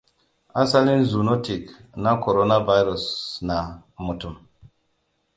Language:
Hausa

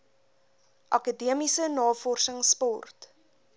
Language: Afrikaans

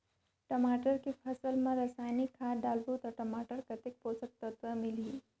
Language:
Chhattisgarhi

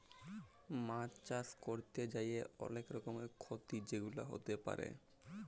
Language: Bangla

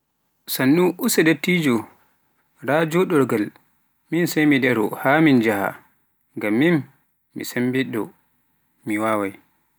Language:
Pular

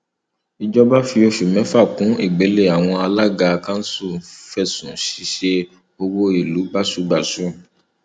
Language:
Yoruba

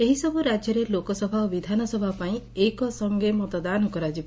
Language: Odia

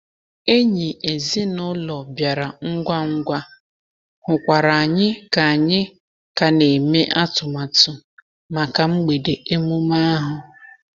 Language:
Igbo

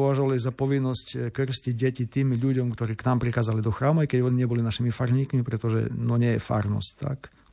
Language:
Slovak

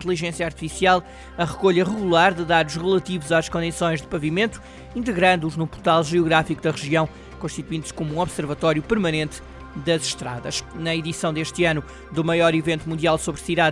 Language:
Portuguese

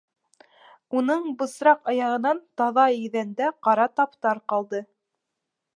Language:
Bashkir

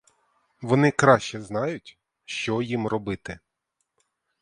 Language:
Ukrainian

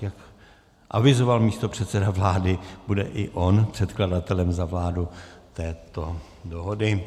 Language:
Czech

